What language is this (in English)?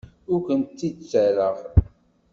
Kabyle